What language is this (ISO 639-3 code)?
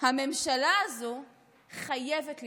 heb